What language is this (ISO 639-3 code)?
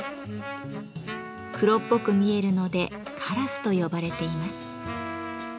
jpn